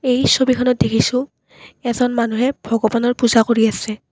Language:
Assamese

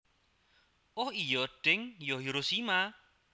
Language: Javanese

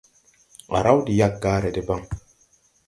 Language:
Tupuri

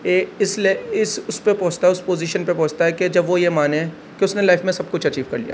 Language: Urdu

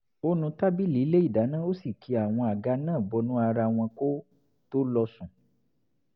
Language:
Yoruba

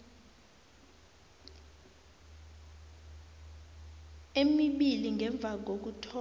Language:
South Ndebele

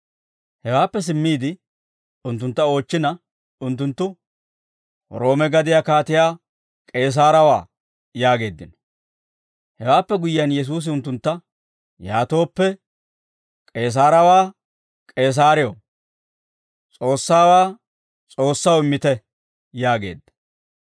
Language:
Dawro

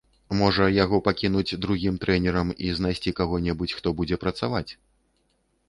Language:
Belarusian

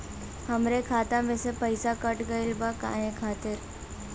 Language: Bhojpuri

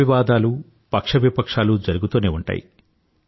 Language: Telugu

